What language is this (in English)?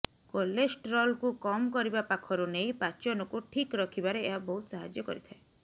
Odia